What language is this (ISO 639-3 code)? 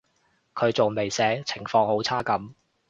yue